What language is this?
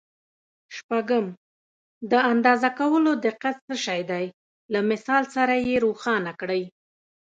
Pashto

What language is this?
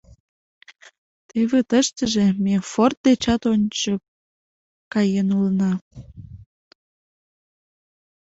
Mari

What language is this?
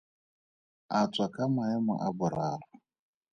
Tswana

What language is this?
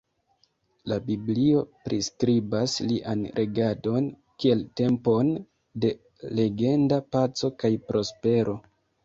Esperanto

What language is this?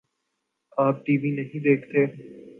Urdu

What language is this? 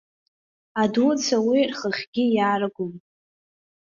Abkhazian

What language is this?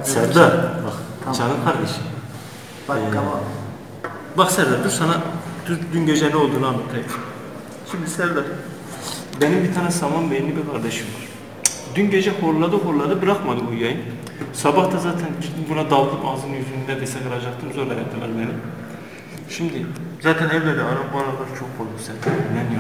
Turkish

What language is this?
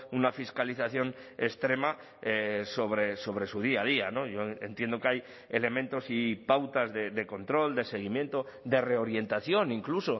Spanish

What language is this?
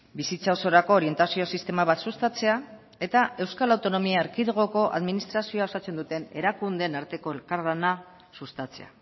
Basque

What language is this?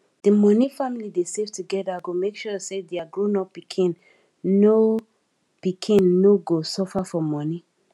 Nigerian Pidgin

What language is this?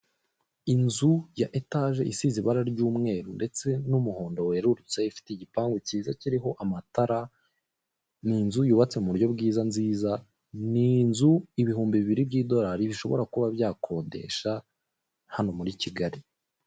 Kinyarwanda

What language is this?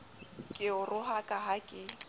Southern Sotho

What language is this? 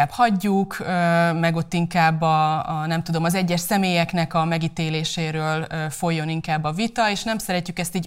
Hungarian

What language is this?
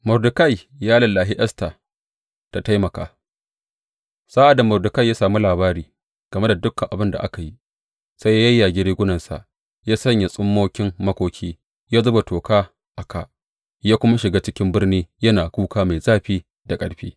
Hausa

